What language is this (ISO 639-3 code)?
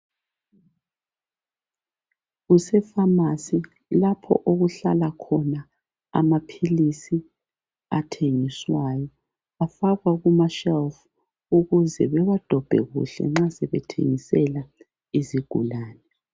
nde